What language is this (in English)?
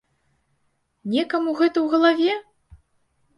Belarusian